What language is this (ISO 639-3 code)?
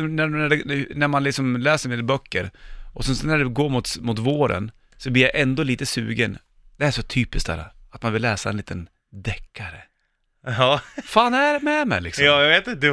swe